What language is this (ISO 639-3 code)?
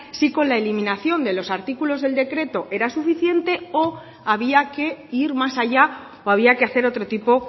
spa